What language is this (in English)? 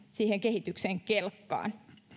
Finnish